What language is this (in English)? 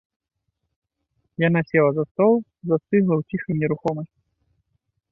Belarusian